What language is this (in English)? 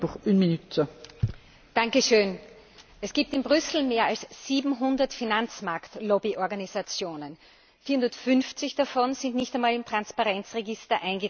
German